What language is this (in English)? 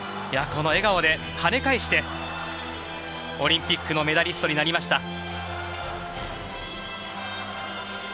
Japanese